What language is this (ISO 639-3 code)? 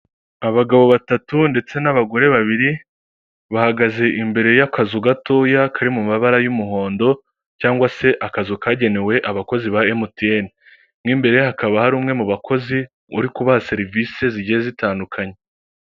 kin